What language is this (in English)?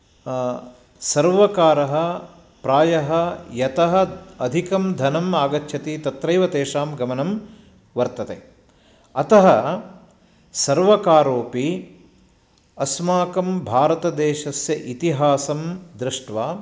Sanskrit